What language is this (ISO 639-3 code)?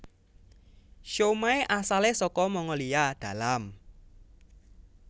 jav